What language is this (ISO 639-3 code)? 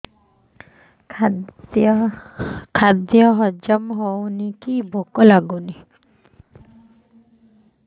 ori